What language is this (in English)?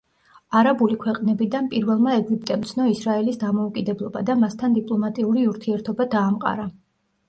Georgian